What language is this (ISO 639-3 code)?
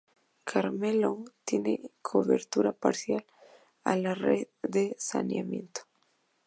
spa